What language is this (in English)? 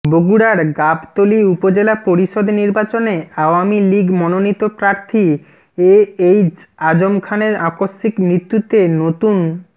Bangla